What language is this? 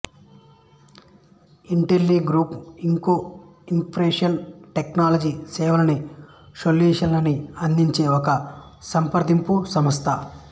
Telugu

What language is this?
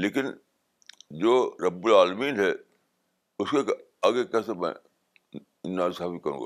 Urdu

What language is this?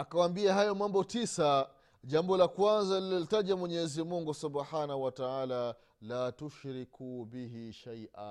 Swahili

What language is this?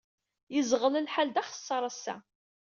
Kabyle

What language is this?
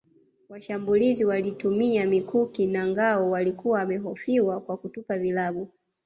Swahili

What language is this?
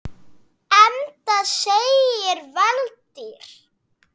Icelandic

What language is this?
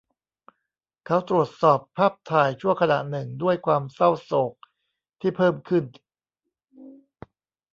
Thai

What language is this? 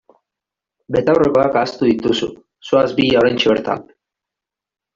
Basque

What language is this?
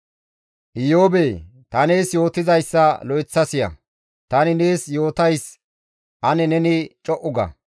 Gamo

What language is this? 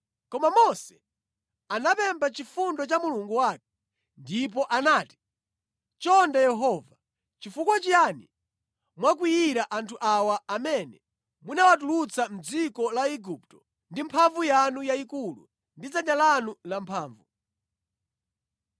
Nyanja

